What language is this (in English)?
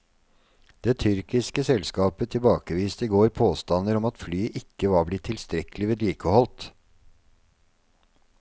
Norwegian